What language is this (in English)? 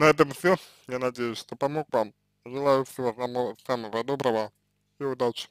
Russian